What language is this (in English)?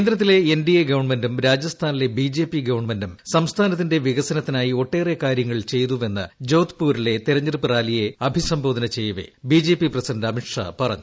Malayalam